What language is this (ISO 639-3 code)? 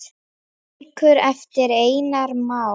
isl